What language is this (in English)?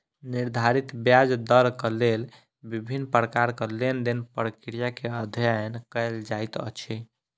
Maithili